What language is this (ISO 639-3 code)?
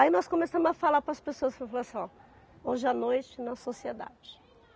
por